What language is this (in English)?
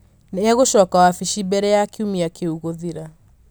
Kikuyu